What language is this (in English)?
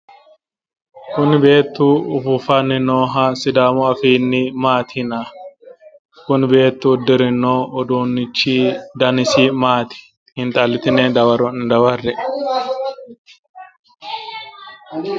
Sidamo